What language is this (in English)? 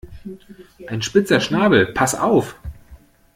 German